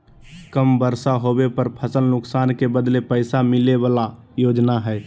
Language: Magahi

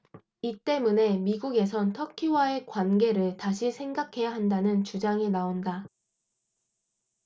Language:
Korean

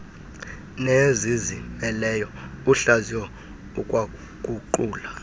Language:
Xhosa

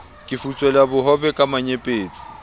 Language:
Southern Sotho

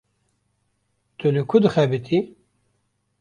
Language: Kurdish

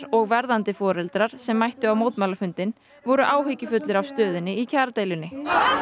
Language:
Icelandic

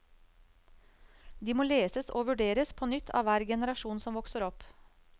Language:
Norwegian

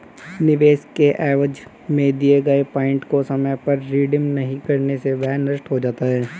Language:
Hindi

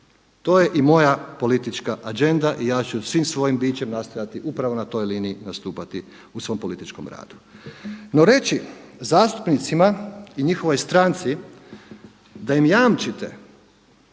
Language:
Croatian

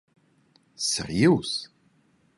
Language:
Romansh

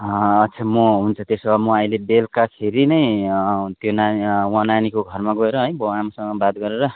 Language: Nepali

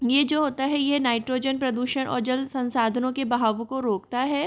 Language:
Hindi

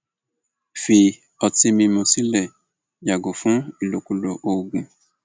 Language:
Yoruba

